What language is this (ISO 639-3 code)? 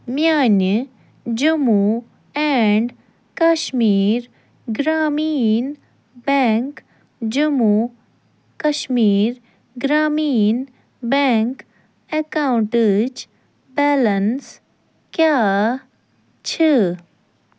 kas